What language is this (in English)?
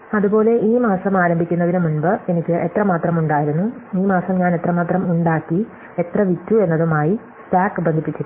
Malayalam